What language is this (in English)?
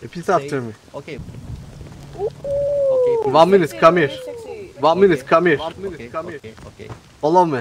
Turkish